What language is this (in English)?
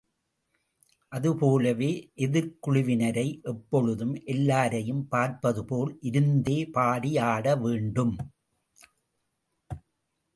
Tamil